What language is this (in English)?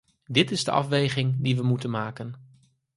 Dutch